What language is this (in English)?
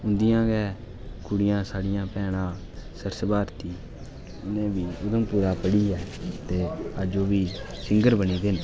Dogri